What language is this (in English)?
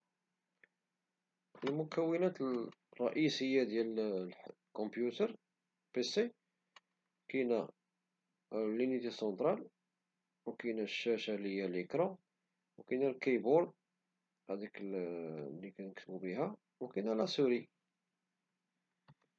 Moroccan Arabic